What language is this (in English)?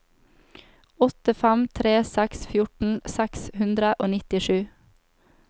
Norwegian